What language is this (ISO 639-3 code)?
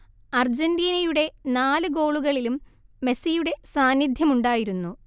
mal